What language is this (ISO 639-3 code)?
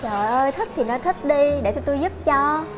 vie